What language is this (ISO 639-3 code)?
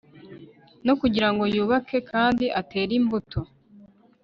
kin